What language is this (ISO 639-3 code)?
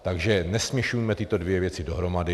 ces